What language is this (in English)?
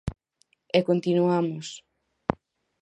Galician